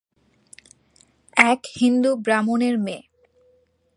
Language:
Bangla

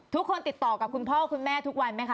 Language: Thai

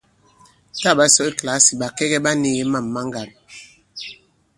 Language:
Bankon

